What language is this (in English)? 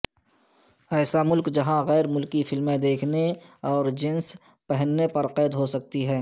Urdu